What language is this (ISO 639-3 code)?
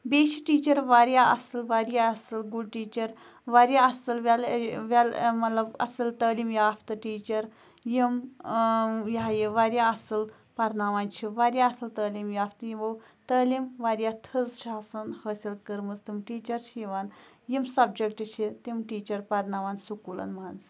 kas